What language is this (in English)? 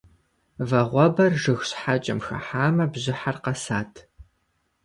Kabardian